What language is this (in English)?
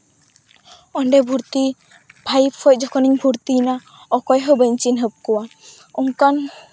Santali